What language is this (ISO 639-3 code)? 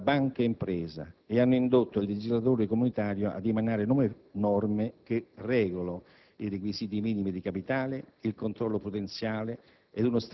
ita